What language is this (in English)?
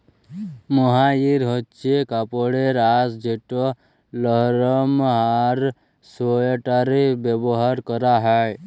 Bangla